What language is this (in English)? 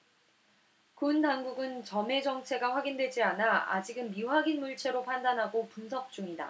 Korean